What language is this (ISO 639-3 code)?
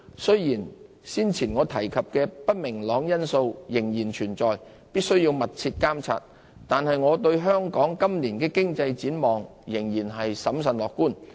yue